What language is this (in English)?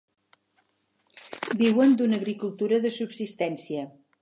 Catalan